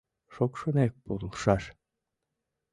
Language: Mari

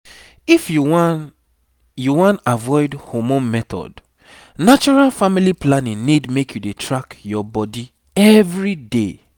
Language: Nigerian Pidgin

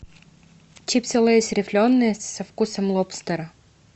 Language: Russian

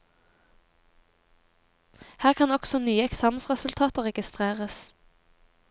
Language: Norwegian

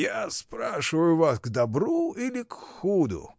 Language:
Russian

